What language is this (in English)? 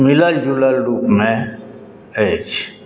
Maithili